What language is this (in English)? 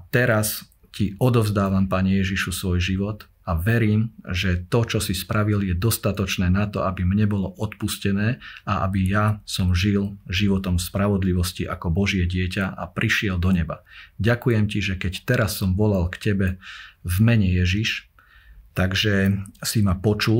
Slovak